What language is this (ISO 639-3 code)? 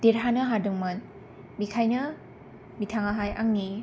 brx